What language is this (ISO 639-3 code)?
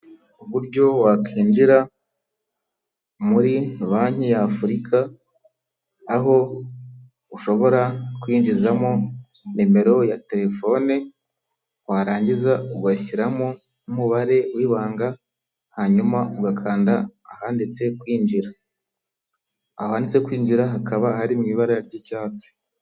kin